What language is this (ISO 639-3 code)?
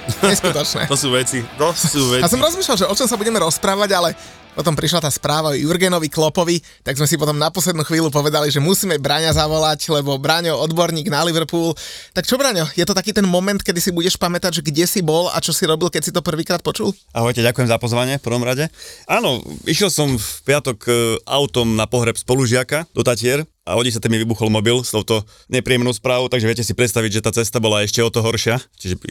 slk